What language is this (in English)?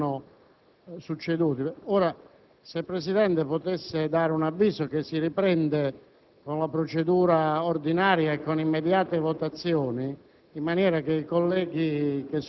Italian